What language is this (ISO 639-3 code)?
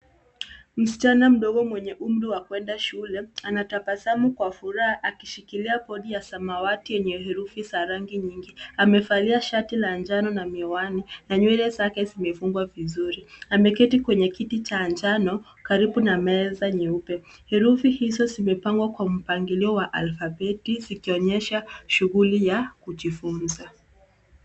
swa